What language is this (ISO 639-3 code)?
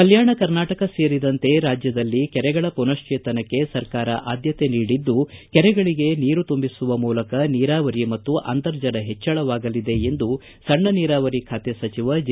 kan